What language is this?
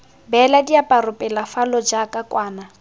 Tswana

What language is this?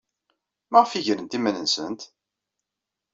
Kabyle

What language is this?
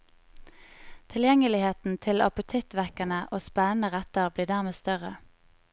Norwegian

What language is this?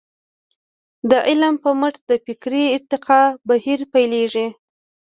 Pashto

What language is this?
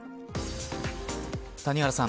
Japanese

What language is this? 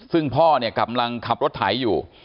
Thai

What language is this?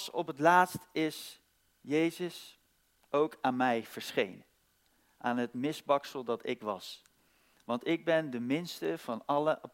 Dutch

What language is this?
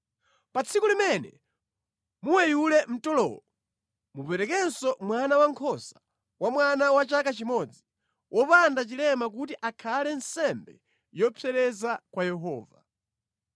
Nyanja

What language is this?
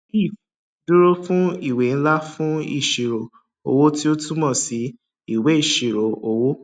Yoruba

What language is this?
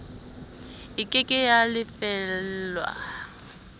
Southern Sotho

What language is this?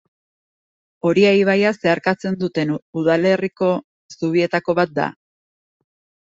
Basque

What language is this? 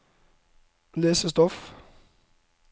Norwegian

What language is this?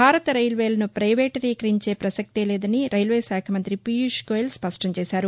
Telugu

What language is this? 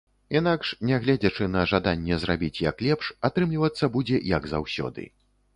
Belarusian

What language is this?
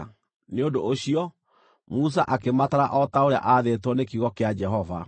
Kikuyu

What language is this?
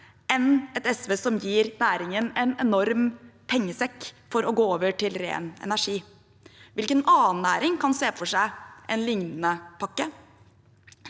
Norwegian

